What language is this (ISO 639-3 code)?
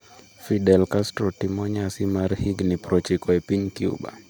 luo